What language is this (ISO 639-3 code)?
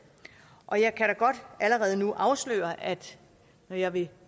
dan